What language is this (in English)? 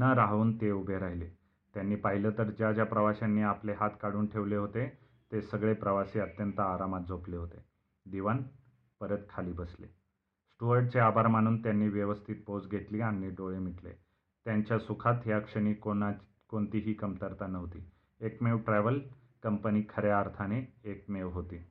Marathi